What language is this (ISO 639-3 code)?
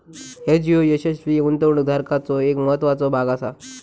mar